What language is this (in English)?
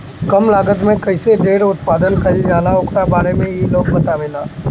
Bhojpuri